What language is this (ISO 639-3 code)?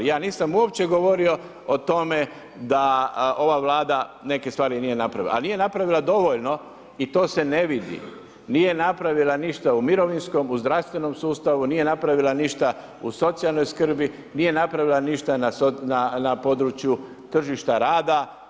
hrv